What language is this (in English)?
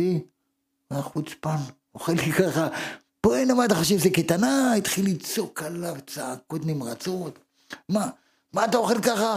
Hebrew